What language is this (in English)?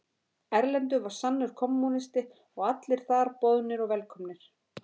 Icelandic